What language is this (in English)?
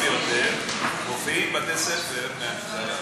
Hebrew